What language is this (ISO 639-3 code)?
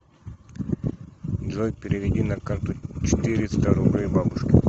rus